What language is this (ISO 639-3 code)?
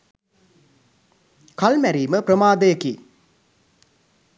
sin